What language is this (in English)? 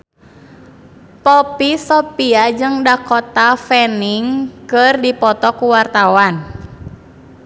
Sundanese